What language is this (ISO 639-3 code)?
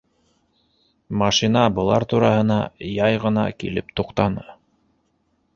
bak